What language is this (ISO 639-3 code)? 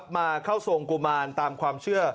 tha